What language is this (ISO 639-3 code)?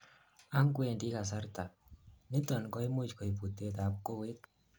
kln